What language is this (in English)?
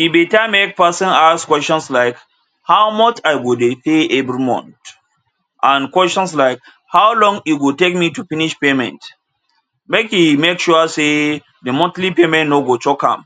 Nigerian Pidgin